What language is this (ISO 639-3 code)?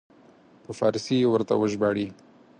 pus